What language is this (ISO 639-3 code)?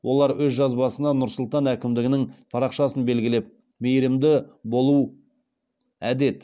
kaz